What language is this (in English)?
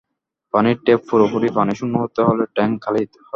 Bangla